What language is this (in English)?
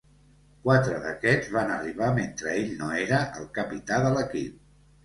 Catalan